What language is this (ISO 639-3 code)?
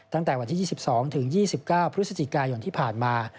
tha